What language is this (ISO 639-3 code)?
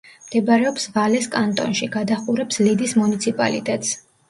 kat